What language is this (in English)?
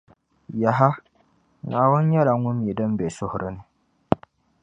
Dagbani